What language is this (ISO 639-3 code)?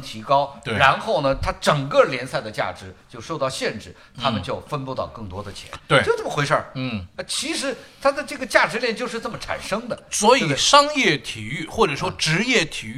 zho